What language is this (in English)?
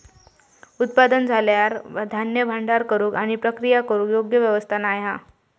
Marathi